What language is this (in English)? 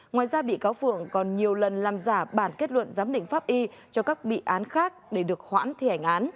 Vietnamese